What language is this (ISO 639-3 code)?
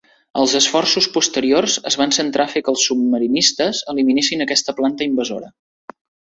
cat